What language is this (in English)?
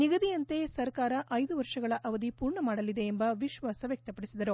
Kannada